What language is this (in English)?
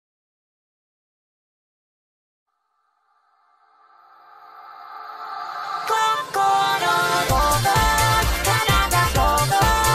Thai